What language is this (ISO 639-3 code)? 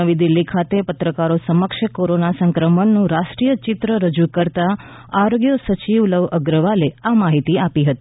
guj